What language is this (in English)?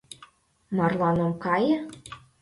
Mari